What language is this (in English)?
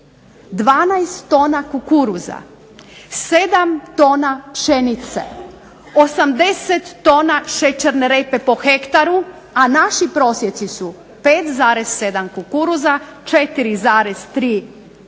Croatian